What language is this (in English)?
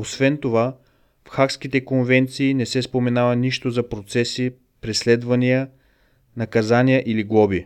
Bulgarian